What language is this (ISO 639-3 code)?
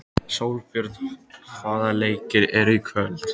isl